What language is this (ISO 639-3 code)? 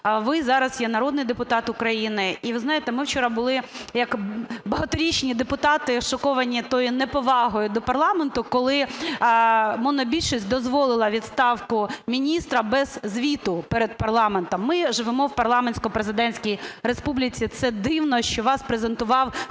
ukr